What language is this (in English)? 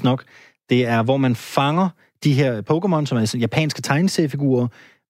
Danish